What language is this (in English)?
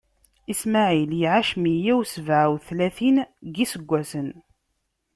Kabyle